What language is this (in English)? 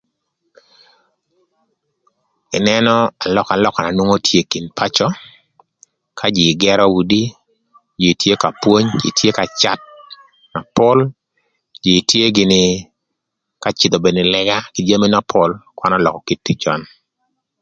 Thur